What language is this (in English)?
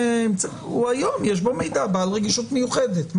Hebrew